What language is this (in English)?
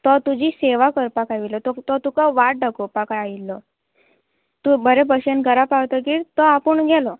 Konkani